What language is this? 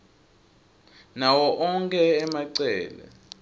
Swati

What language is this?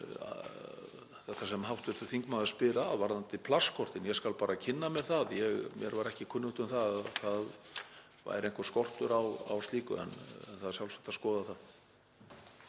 Icelandic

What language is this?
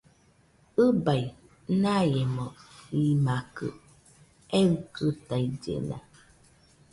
Nüpode Huitoto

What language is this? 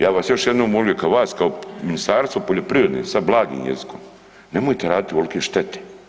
Croatian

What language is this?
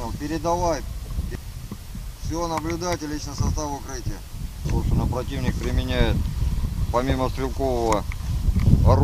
Russian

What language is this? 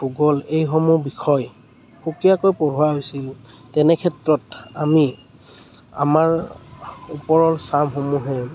Assamese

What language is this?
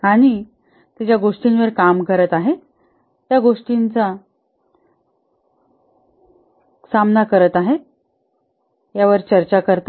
Marathi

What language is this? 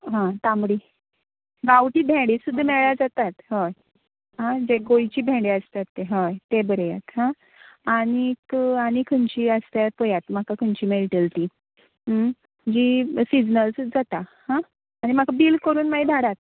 Konkani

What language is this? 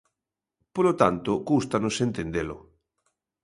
Galician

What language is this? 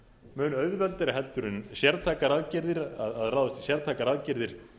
Icelandic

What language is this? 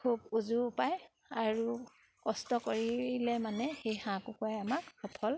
Assamese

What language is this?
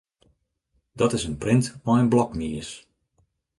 Western Frisian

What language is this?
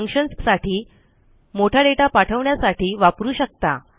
Marathi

